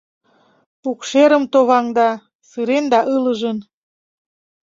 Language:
Mari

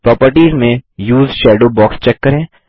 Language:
Hindi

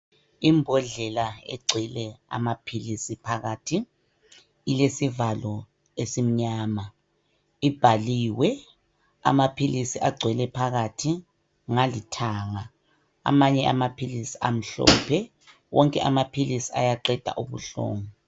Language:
North Ndebele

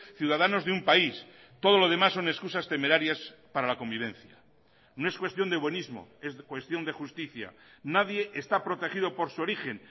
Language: Spanish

